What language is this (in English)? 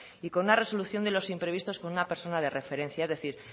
Spanish